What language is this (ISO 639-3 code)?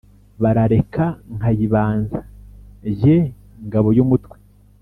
kin